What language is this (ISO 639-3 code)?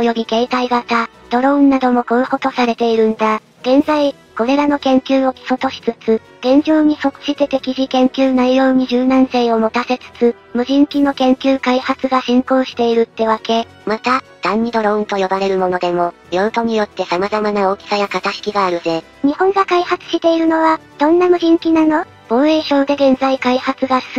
jpn